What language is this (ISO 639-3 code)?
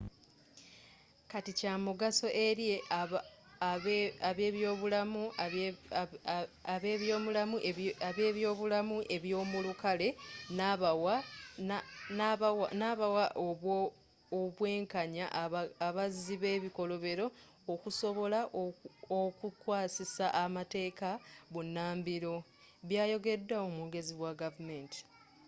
lug